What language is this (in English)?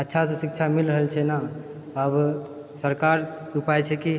Maithili